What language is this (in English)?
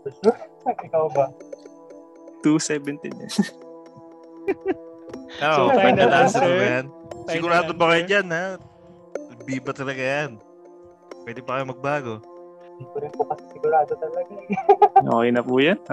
Filipino